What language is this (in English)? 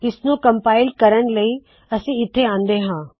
Punjabi